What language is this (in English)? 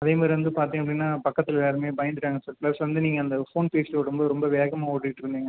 Tamil